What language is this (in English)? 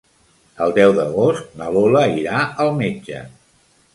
Catalan